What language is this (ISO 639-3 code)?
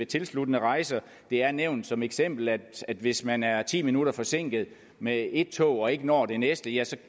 dan